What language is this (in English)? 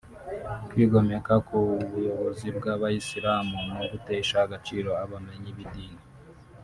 Kinyarwanda